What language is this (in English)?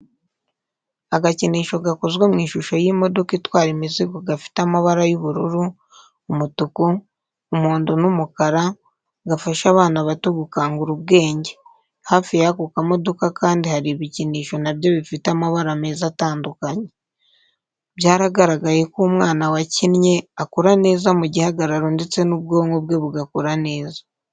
Kinyarwanda